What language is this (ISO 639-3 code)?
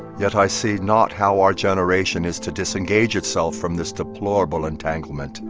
eng